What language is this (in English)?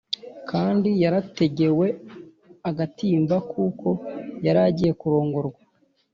Kinyarwanda